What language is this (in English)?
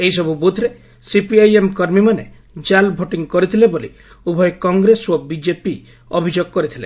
Odia